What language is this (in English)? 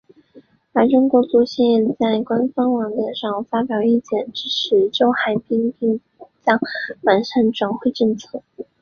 Chinese